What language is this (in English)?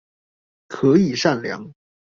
Chinese